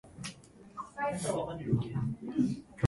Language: Japanese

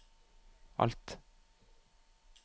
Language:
Norwegian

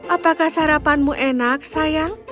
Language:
Indonesian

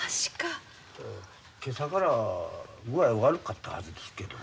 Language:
Japanese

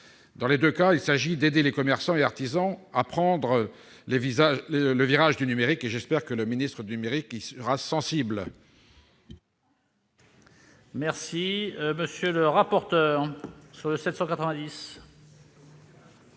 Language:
French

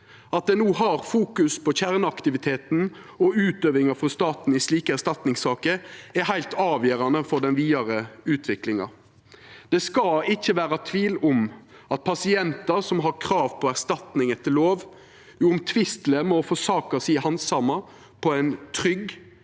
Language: Norwegian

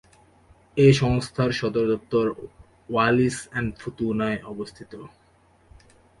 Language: Bangla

